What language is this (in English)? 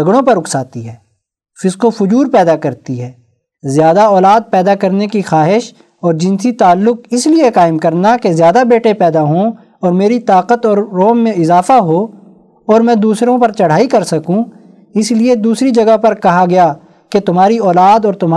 Urdu